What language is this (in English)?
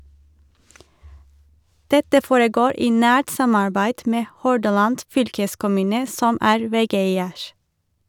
Norwegian